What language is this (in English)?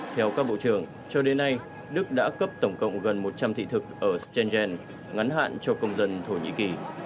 Vietnamese